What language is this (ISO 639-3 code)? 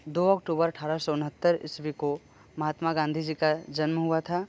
hin